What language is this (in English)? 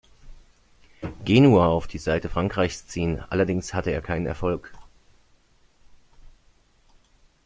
German